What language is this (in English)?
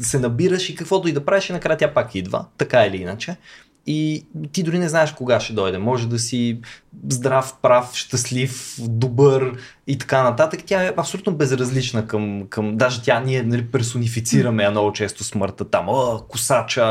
Bulgarian